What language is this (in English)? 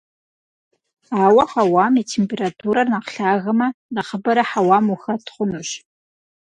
Kabardian